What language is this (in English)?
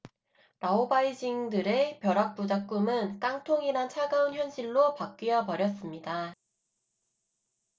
Korean